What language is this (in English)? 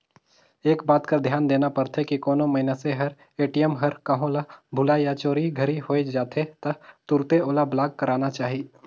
Chhattisgarhi